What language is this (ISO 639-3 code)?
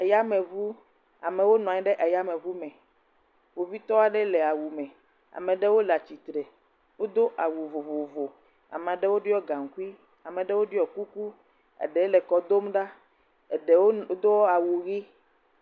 ewe